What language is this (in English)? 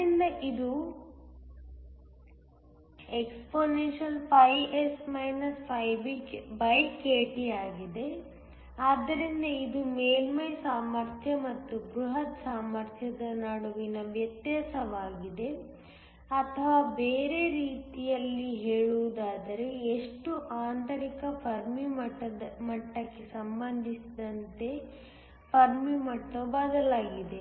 Kannada